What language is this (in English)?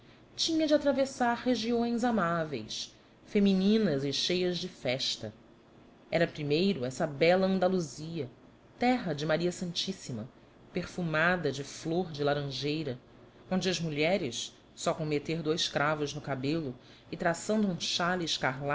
Portuguese